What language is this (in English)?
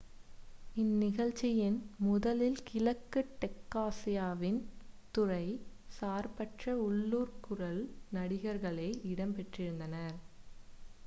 Tamil